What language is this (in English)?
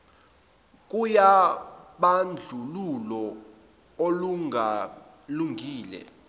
Zulu